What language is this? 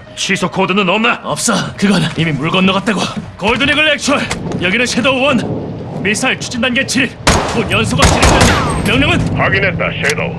Korean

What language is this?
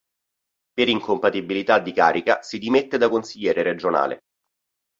Italian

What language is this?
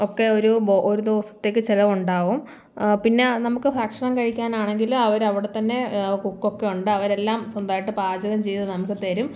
Malayalam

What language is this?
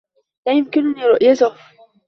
Arabic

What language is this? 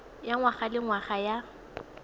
Tswana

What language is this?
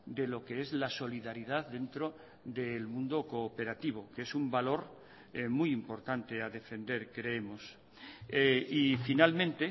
Spanish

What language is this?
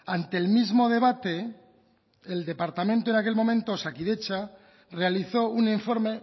Spanish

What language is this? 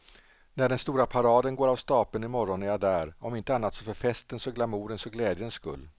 Swedish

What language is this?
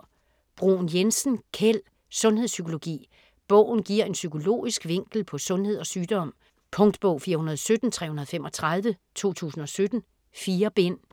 Danish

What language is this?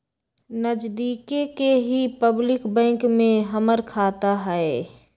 Magahi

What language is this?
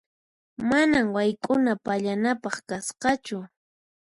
Puno Quechua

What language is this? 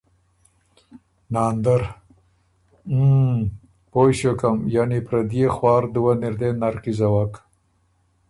Ormuri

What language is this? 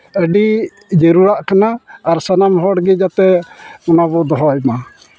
Santali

